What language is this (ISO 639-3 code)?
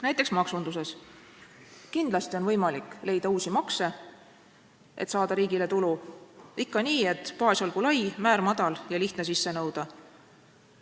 est